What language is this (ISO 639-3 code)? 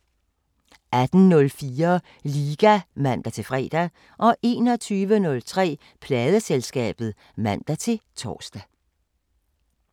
dan